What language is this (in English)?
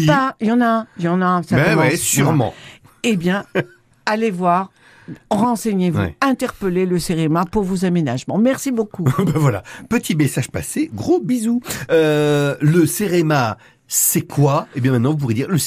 French